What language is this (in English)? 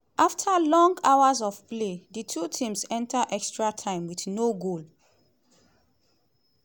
Nigerian Pidgin